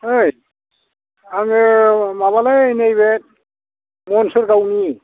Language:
Bodo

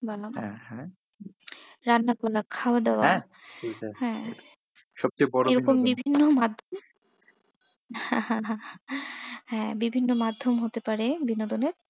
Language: Bangla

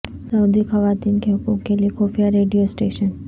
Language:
Urdu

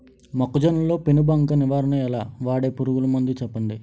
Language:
Telugu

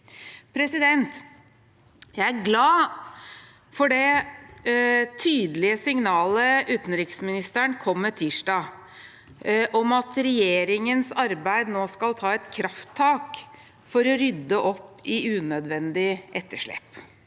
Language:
Norwegian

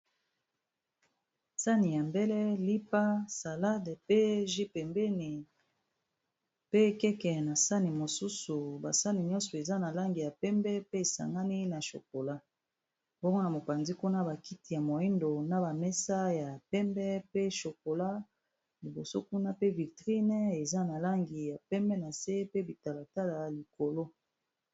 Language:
Lingala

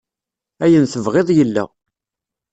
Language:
Kabyle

